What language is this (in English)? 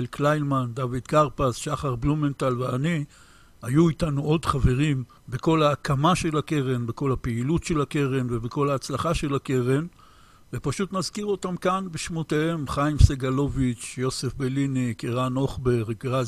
Hebrew